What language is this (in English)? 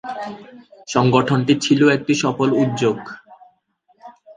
Bangla